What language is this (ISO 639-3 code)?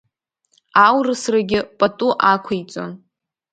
abk